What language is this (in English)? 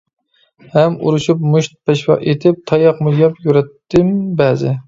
Uyghur